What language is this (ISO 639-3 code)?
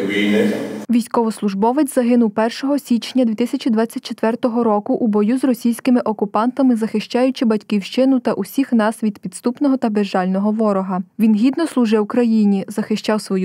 ukr